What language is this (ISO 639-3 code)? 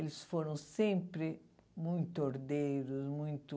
por